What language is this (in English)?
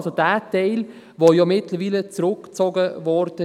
Swiss German